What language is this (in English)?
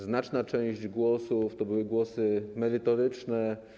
Polish